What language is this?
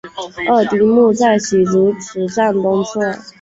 Chinese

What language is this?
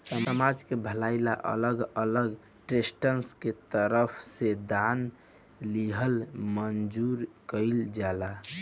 Bhojpuri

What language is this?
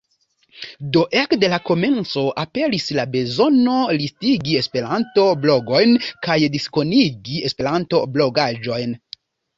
Esperanto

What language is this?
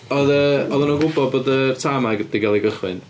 Welsh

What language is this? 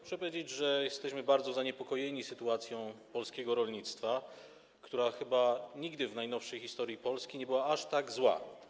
Polish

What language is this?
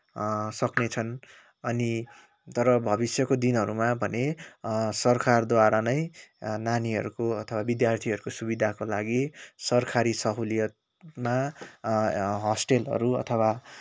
Nepali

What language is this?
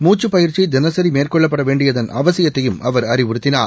Tamil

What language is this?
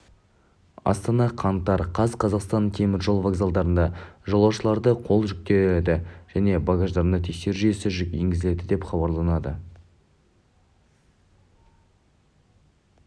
Kazakh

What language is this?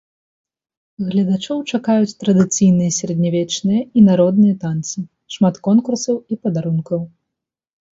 Belarusian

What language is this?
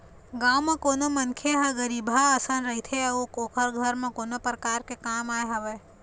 Chhattisgarhi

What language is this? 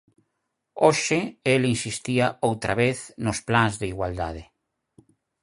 Galician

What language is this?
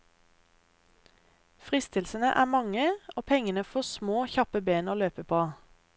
Norwegian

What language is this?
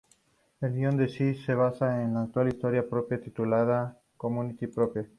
Spanish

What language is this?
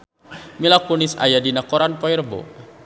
Sundanese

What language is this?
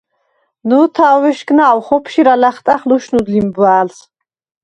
Svan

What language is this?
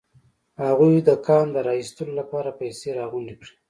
Pashto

